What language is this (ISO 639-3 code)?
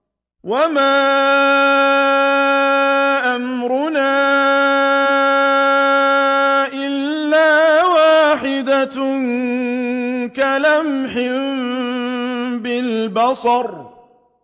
ara